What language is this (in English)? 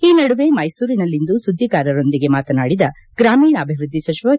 Kannada